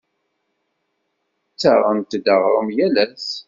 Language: Kabyle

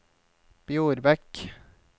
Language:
Norwegian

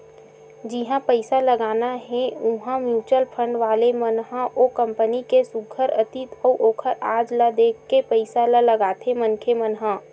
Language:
Chhattisgarhi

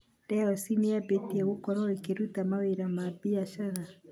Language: Kikuyu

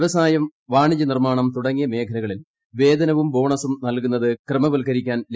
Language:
Malayalam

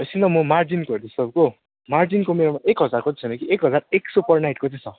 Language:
Nepali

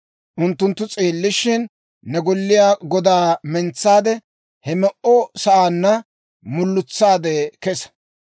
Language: Dawro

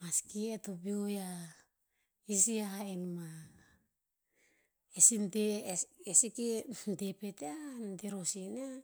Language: Tinputz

